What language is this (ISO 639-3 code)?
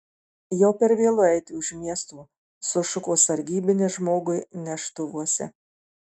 lit